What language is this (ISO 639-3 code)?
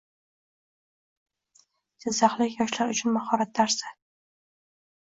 uzb